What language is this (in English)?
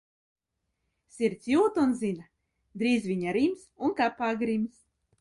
Latvian